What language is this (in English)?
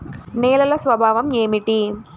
Telugu